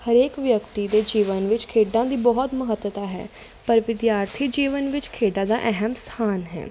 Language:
Punjabi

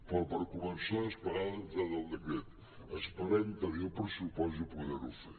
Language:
Catalan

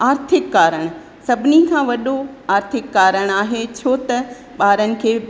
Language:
Sindhi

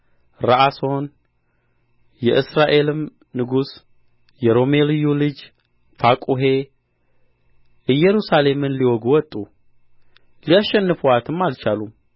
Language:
Amharic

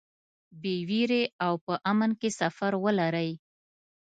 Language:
Pashto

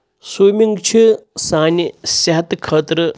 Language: Kashmiri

